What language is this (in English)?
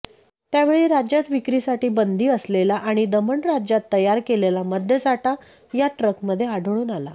Marathi